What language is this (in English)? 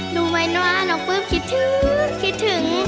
Thai